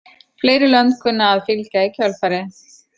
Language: Icelandic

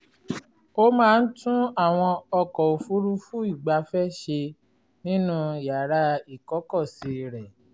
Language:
Yoruba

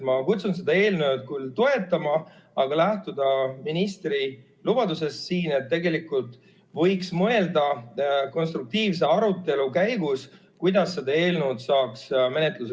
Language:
Estonian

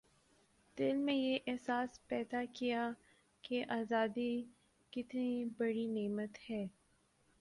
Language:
Urdu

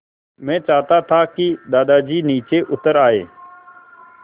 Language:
Hindi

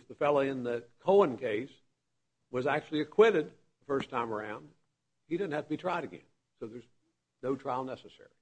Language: English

